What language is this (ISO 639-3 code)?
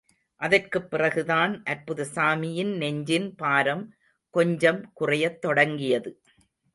tam